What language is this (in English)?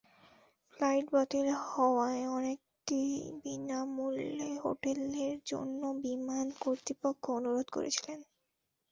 Bangla